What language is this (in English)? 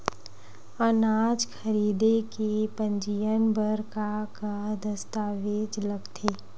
Chhattisgarhi